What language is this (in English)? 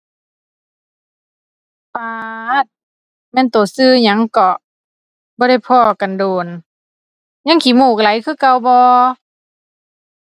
Thai